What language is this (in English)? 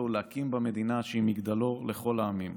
Hebrew